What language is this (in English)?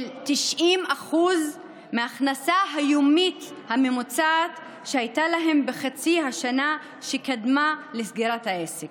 Hebrew